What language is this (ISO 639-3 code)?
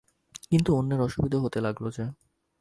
ben